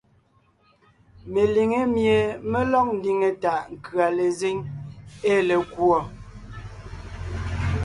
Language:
Ngiemboon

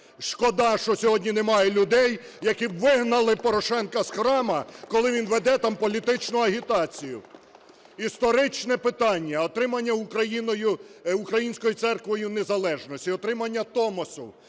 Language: Ukrainian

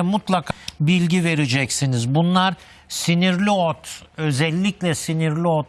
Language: Turkish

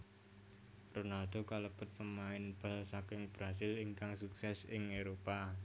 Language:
Javanese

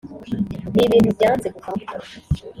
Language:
Kinyarwanda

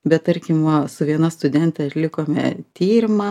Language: Lithuanian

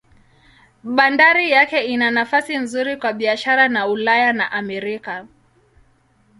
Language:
Swahili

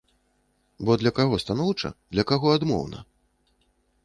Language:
Belarusian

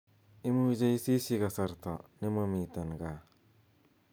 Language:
Kalenjin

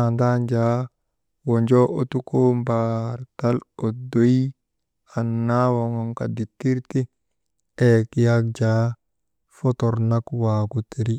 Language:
Maba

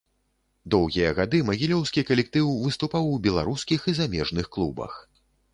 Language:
Belarusian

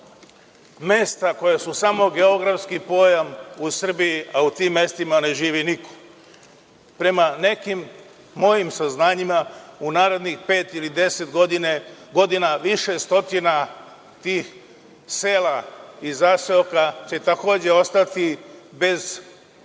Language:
Serbian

